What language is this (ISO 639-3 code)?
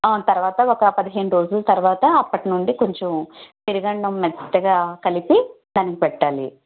tel